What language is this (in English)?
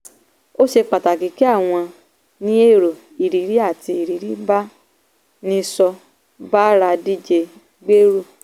Yoruba